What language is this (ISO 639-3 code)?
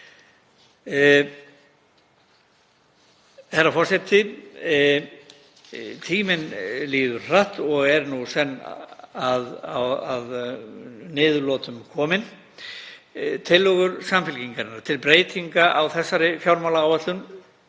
isl